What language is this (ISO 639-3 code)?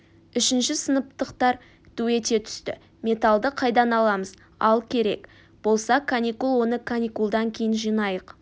kaz